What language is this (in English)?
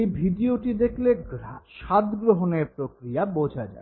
Bangla